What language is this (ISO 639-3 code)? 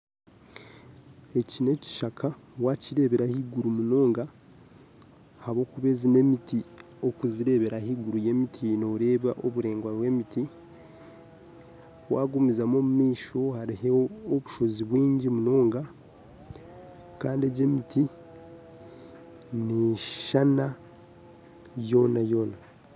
nyn